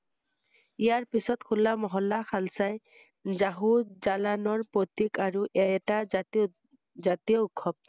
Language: Assamese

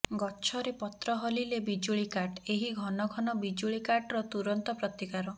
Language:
Odia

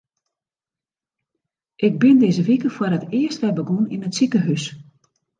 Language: Western Frisian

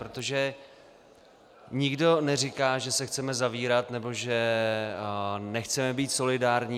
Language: Czech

